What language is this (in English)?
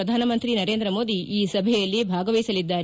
Kannada